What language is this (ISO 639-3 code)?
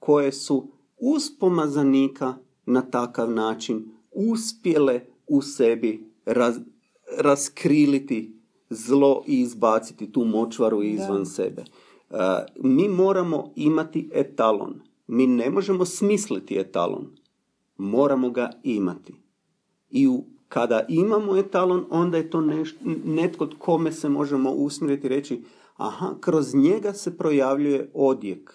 hrv